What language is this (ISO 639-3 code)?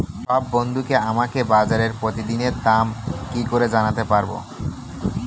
ben